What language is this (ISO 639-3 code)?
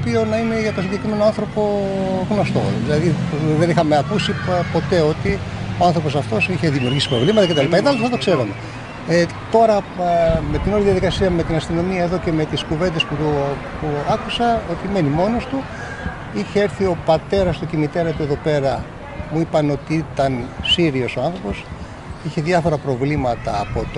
ell